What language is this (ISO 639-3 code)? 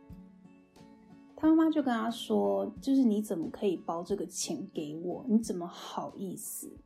zho